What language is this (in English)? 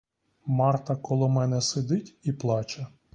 Ukrainian